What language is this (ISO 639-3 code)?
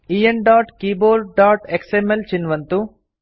san